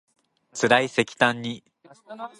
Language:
Japanese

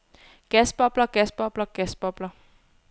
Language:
Danish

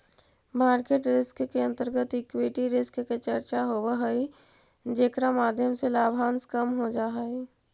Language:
Magahi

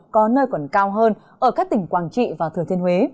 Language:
Vietnamese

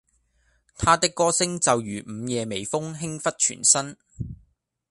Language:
Cantonese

